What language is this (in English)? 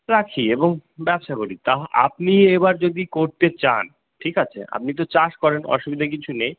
Bangla